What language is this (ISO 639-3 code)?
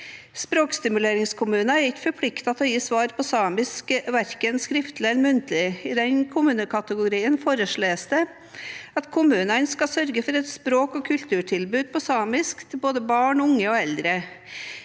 nor